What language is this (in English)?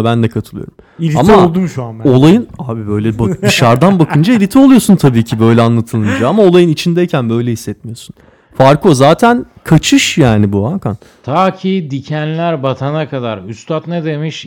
Turkish